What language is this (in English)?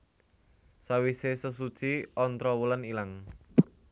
Javanese